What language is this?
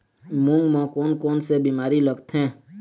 Chhattisgarhi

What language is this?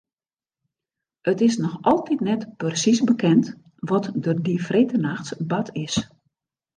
Western Frisian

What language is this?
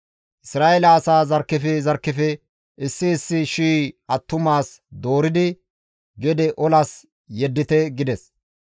Gamo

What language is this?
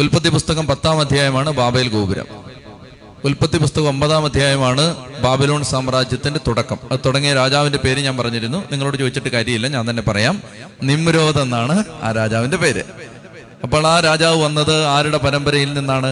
Malayalam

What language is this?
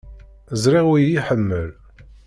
Kabyle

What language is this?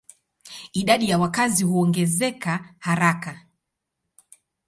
Swahili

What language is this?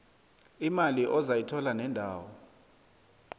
South Ndebele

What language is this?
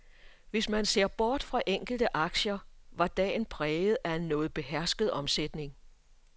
Danish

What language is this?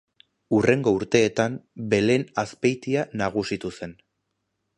Basque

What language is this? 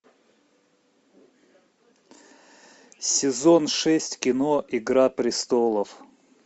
Russian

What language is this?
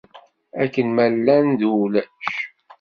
Kabyle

